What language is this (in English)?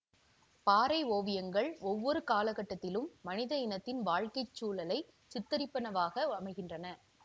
Tamil